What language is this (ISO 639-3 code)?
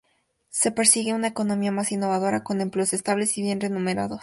spa